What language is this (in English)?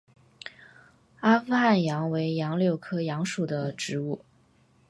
Chinese